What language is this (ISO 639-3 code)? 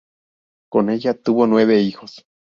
spa